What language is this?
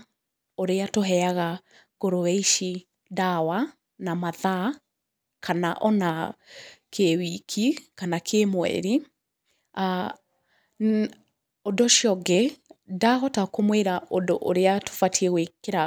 Kikuyu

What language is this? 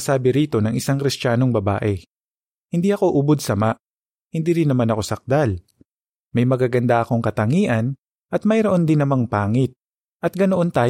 Filipino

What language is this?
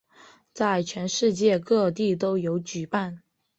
Chinese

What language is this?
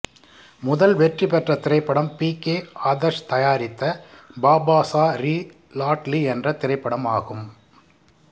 Tamil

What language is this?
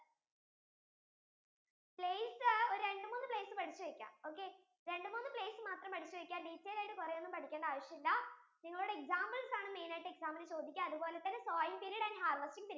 Malayalam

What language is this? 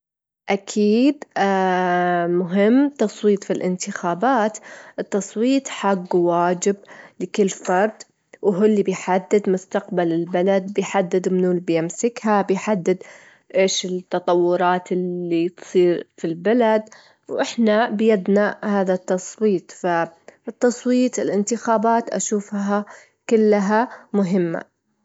Gulf Arabic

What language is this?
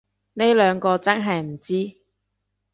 Cantonese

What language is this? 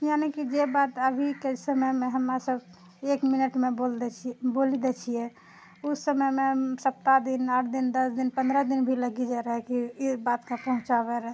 Maithili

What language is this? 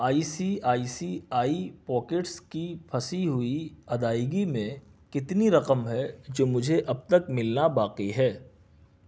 Urdu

